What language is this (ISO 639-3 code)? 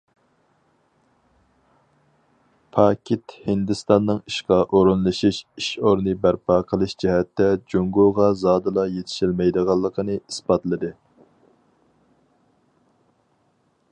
uig